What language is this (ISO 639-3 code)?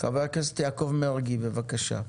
heb